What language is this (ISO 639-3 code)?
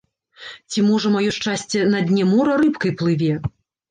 bel